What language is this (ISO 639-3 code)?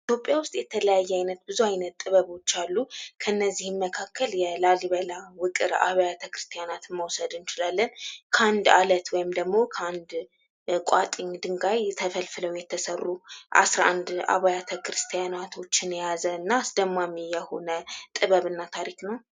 amh